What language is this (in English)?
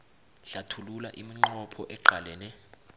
South Ndebele